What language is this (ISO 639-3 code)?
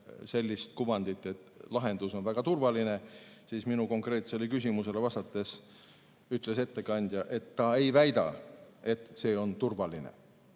est